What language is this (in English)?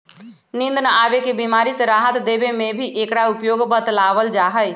Magahi